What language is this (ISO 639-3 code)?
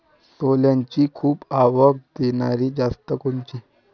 mar